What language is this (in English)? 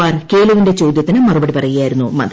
Malayalam